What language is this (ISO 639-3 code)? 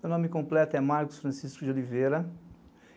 por